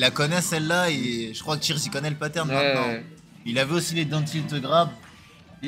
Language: French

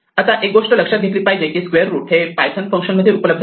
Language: Marathi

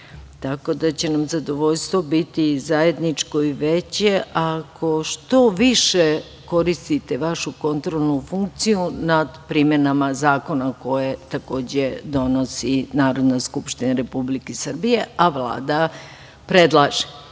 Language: Serbian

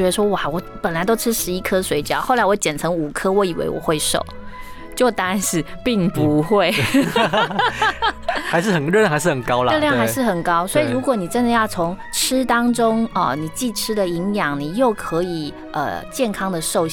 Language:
Chinese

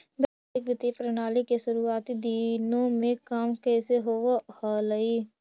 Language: Magahi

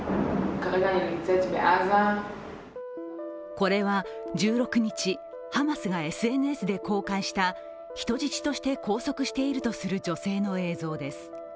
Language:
Japanese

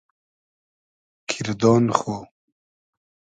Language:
Hazaragi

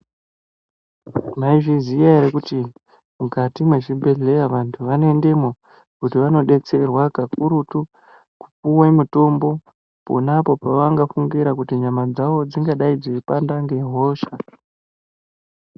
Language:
Ndau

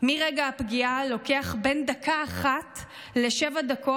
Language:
Hebrew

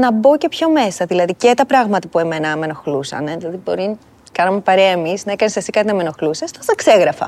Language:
Greek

